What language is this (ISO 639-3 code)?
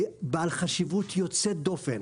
heb